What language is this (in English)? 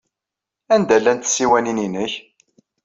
Kabyle